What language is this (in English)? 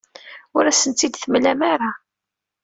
Kabyle